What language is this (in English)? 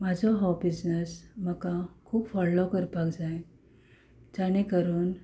Konkani